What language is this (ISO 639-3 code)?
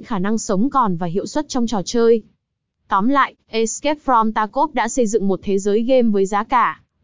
vie